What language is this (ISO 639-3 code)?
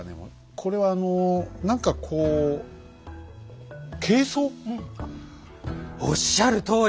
jpn